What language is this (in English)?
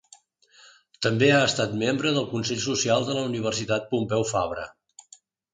Catalan